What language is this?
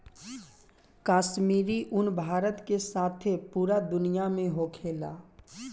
Bhojpuri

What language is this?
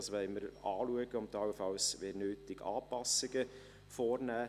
Swiss German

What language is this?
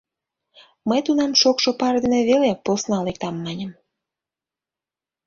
Mari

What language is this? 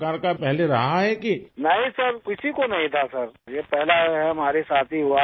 Urdu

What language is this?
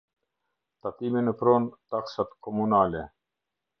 Albanian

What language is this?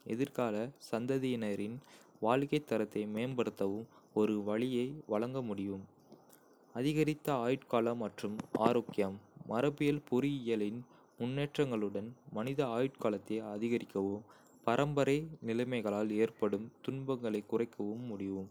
Kota (India)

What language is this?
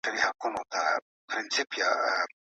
Pashto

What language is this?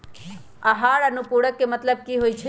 Magahi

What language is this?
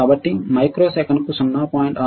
Telugu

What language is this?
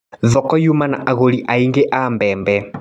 Kikuyu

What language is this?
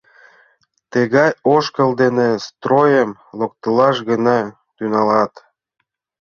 Mari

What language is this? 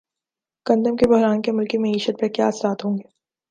Urdu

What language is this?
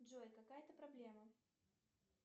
Russian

